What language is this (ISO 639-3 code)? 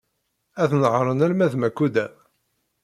kab